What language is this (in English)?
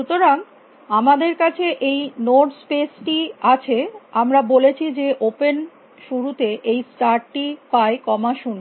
Bangla